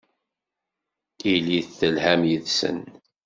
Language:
Kabyle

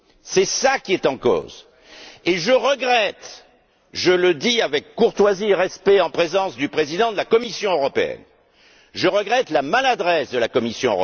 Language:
French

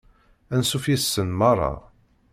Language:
Kabyle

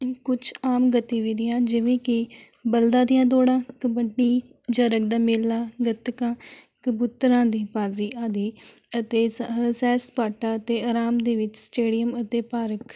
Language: Punjabi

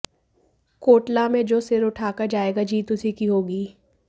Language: Hindi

